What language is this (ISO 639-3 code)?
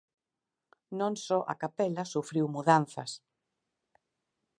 glg